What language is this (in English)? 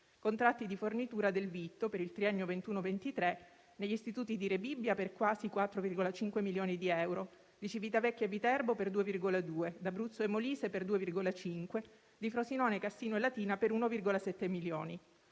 Italian